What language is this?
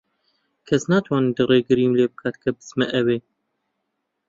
Central Kurdish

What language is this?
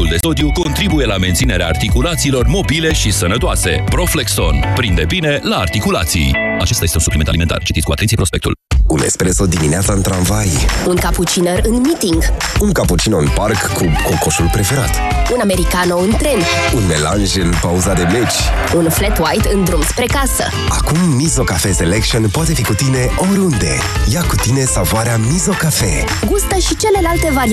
Romanian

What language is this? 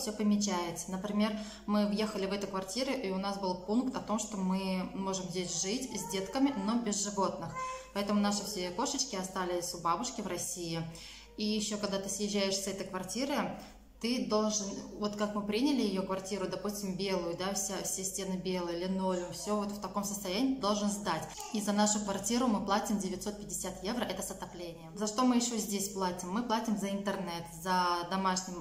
Russian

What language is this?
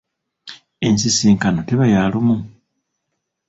Ganda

